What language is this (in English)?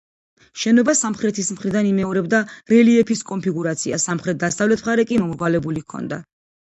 Georgian